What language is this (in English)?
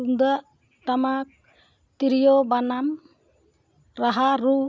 Santali